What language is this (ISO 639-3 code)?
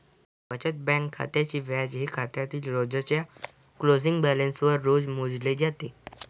mar